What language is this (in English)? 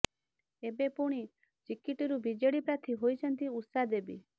Odia